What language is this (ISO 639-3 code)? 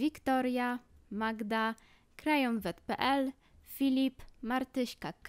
pol